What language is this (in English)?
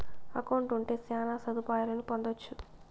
Telugu